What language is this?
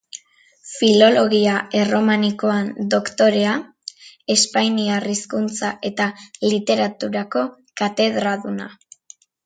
Basque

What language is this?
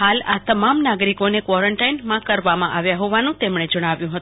Gujarati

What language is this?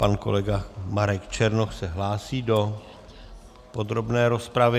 Czech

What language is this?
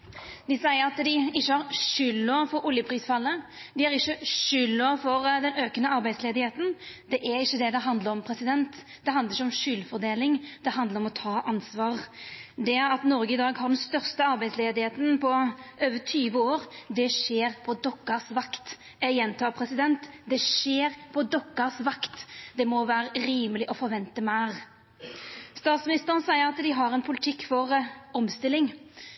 Norwegian Nynorsk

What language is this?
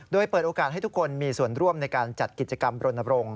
Thai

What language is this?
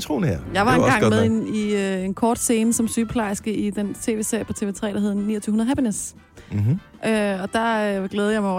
Danish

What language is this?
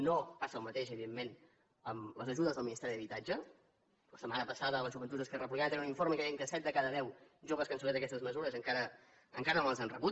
Catalan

